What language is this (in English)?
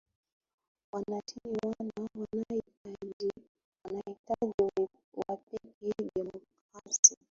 Swahili